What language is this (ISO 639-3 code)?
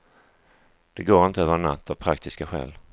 swe